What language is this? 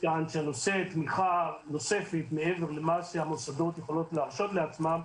Hebrew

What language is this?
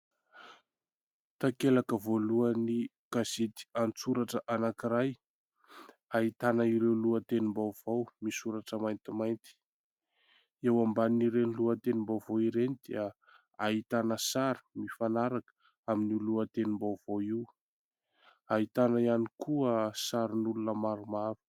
Malagasy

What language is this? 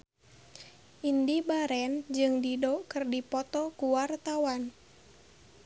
Sundanese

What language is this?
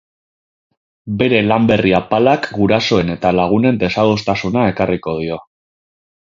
Basque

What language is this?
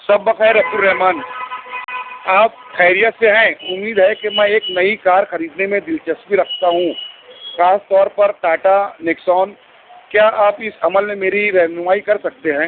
Urdu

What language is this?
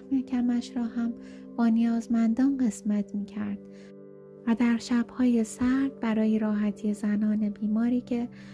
Persian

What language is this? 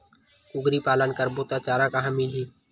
Chhattisgarhi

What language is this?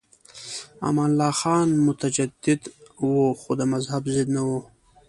Pashto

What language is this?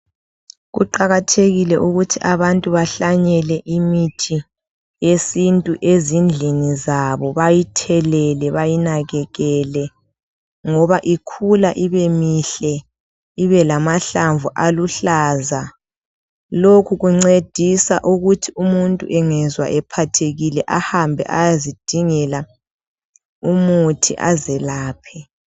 North Ndebele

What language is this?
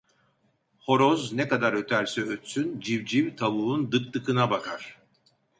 Turkish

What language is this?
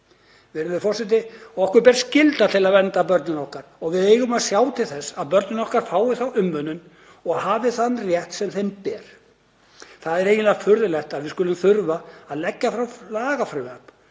Icelandic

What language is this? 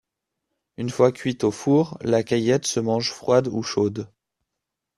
French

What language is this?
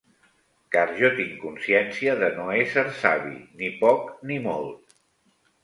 Catalan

